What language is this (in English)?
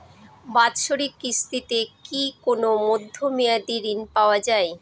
Bangla